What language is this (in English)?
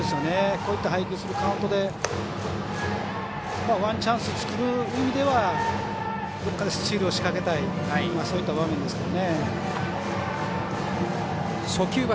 Japanese